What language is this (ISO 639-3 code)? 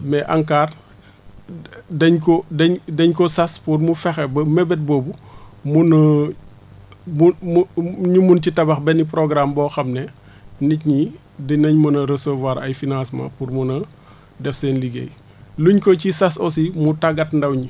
wol